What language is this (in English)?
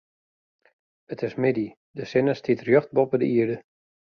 Western Frisian